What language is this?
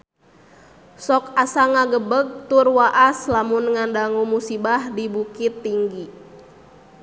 Sundanese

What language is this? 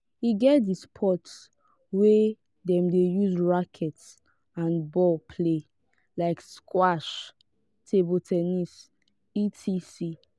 Nigerian Pidgin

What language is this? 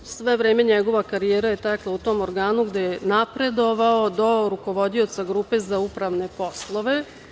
Serbian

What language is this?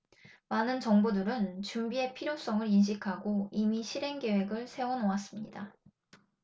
Korean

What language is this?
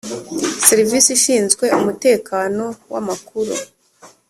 Kinyarwanda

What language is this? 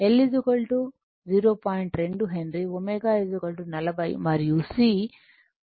Telugu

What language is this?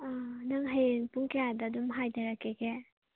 Manipuri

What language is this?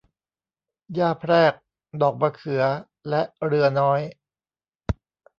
Thai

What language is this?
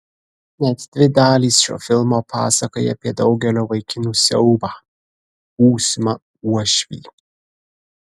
Lithuanian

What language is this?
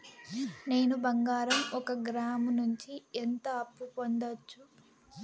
Telugu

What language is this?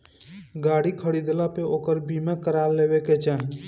Bhojpuri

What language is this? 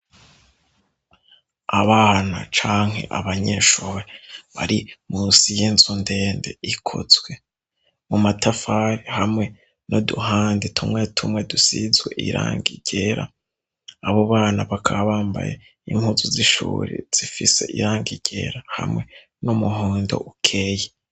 Rundi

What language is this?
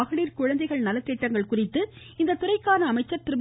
Tamil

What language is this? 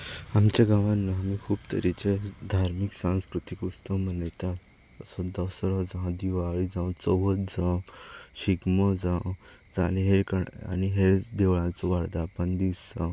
Konkani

